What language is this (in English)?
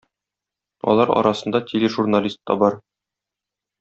Tatar